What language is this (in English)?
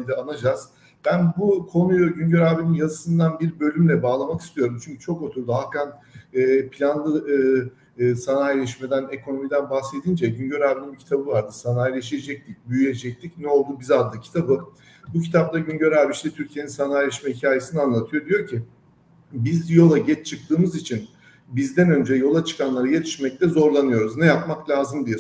Turkish